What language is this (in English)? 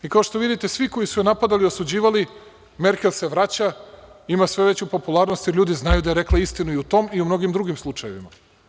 Serbian